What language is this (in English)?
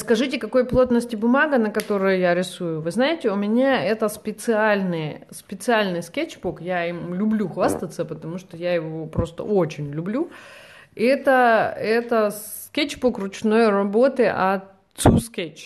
Russian